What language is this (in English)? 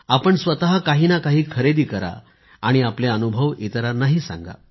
Marathi